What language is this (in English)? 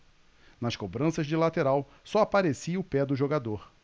Portuguese